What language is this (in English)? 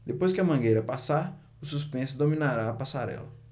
Portuguese